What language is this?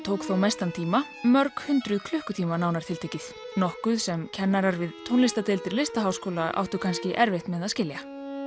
Icelandic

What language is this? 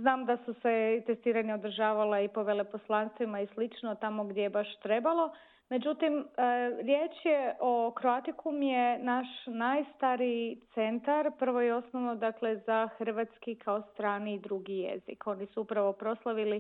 Croatian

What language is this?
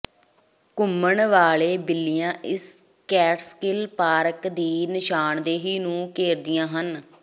Punjabi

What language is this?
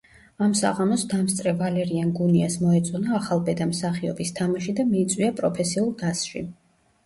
Georgian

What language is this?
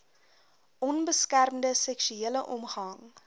Afrikaans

